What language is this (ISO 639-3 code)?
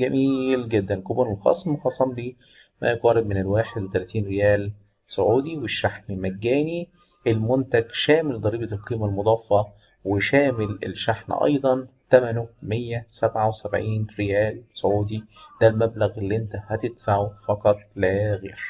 ara